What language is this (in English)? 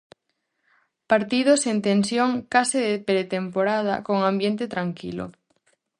Galician